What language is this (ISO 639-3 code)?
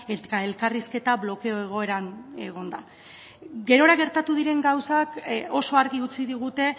eus